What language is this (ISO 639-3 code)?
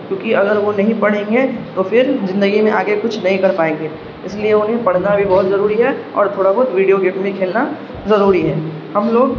urd